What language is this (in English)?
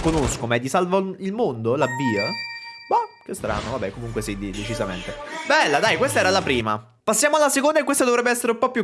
Italian